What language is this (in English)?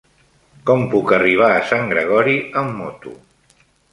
Catalan